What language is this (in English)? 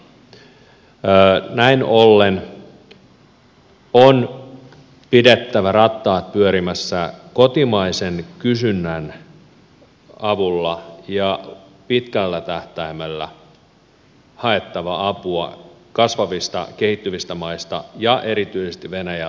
Finnish